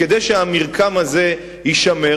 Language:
Hebrew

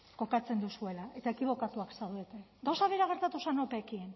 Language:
Basque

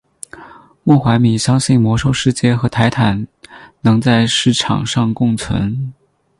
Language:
Chinese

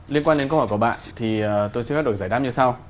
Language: Vietnamese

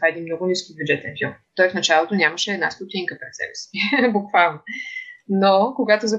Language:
Bulgarian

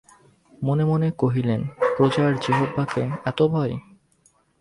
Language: Bangla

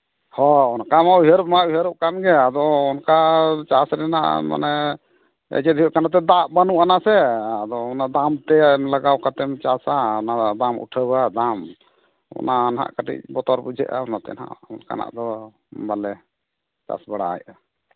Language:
Santali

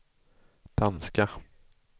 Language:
Swedish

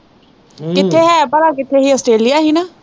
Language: Punjabi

